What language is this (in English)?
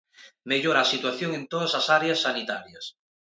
Galician